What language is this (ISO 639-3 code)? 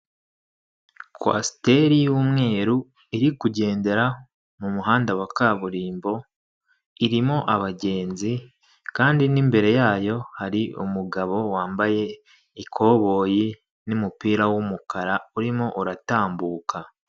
kin